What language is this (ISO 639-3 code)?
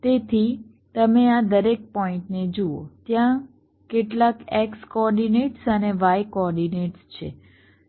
guj